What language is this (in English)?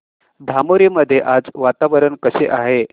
Marathi